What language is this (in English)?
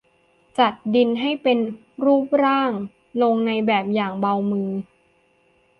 Thai